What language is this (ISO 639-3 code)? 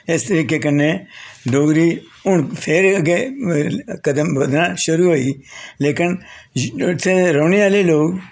doi